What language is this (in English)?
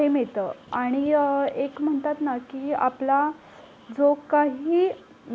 Marathi